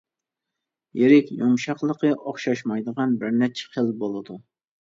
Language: Uyghur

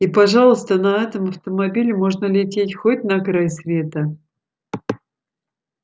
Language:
Russian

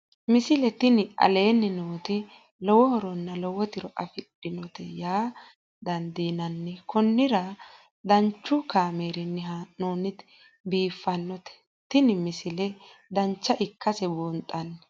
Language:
Sidamo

